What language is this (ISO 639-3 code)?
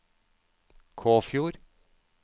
nor